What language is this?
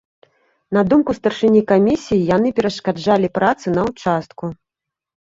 Belarusian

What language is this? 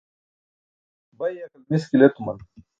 Burushaski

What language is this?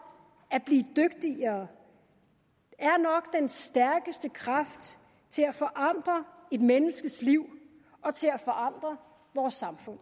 Danish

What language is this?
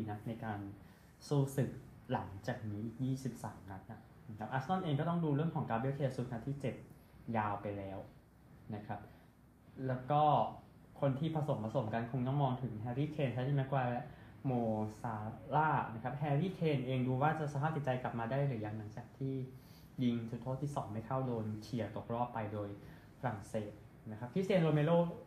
Thai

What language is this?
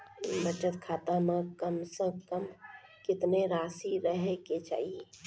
Maithili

